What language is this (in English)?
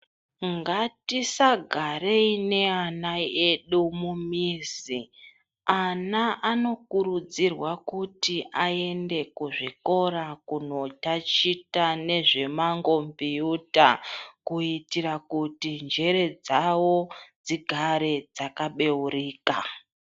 Ndau